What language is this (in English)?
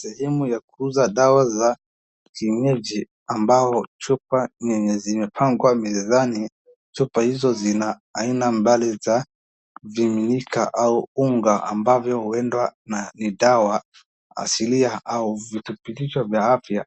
Swahili